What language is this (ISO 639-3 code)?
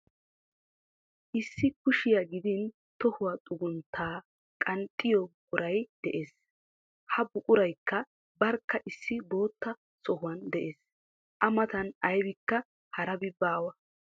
wal